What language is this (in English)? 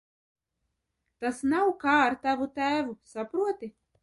Latvian